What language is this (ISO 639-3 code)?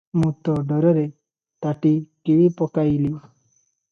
ori